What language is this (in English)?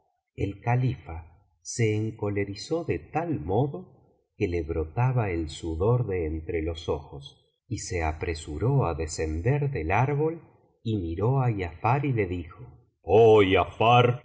Spanish